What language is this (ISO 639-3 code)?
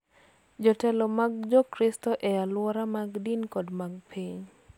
luo